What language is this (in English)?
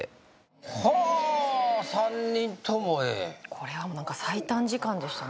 Japanese